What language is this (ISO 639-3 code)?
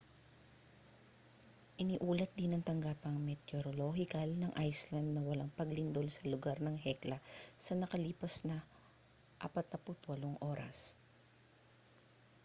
fil